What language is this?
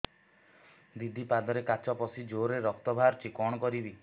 Odia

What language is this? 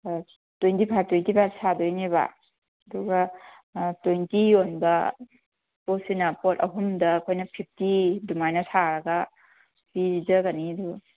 Manipuri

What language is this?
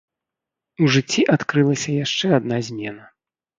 Belarusian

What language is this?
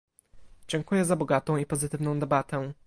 Polish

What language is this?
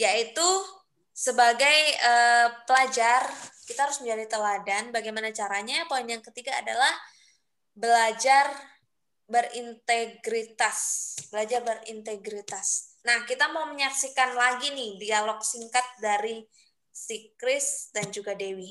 Indonesian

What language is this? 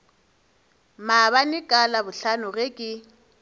Northern Sotho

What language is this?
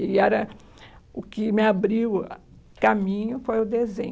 Portuguese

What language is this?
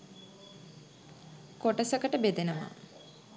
Sinhala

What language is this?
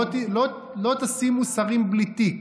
Hebrew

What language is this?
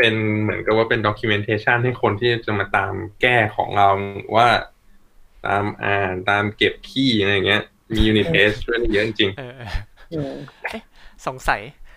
Thai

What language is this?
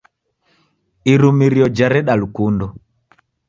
Taita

